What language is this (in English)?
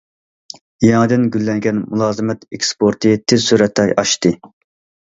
Uyghur